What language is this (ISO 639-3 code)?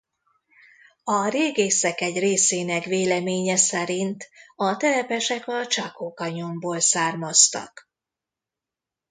hun